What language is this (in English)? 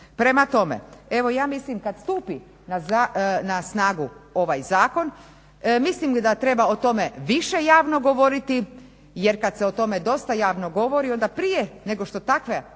Croatian